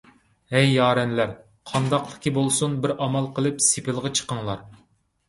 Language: Uyghur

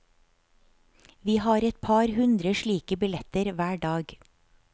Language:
Norwegian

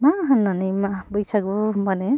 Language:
Bodo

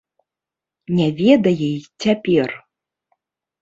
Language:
Belarusian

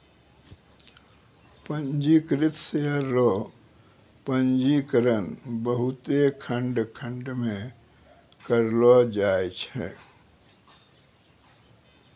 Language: Maithili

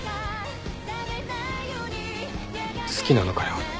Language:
Japanese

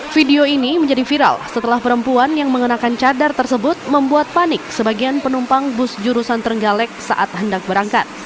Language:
Indonesian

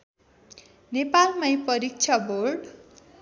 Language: Nepali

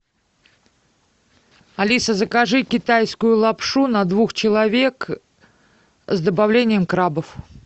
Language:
Russian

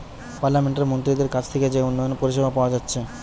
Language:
Bangla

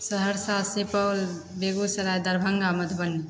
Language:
Maithili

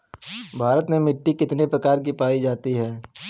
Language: Bhojpuri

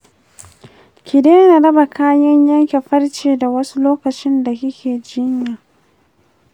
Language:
Hausa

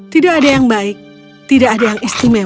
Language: Indonesian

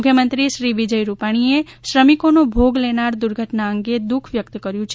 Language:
Gujarati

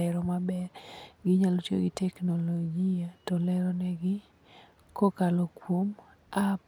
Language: Luo (Kenya and Tanzania)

